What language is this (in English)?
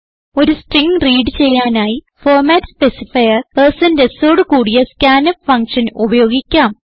Malayalam